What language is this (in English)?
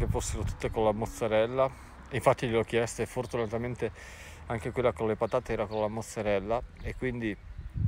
Italian